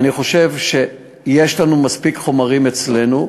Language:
Hebrew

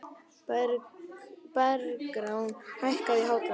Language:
Icelandic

